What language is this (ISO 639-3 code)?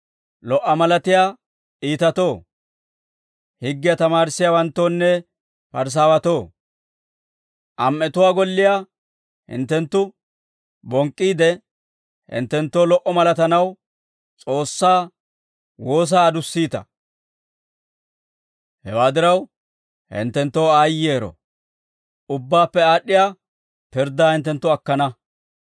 dwr